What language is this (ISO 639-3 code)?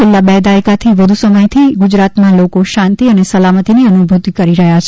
guj